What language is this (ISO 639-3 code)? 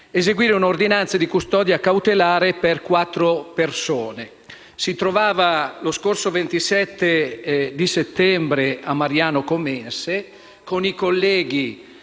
ita